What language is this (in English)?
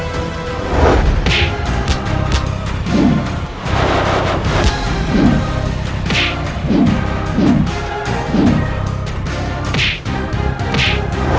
Indonesian